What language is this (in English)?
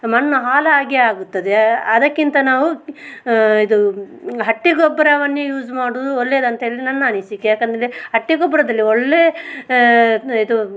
Kannada